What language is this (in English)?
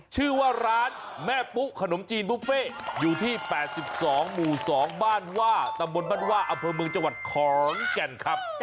Thai